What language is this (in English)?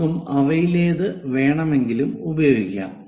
Malayalam